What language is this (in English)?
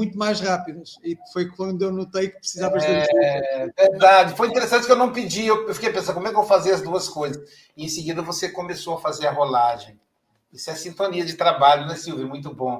Portuguese